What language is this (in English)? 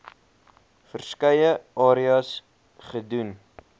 Afrikaans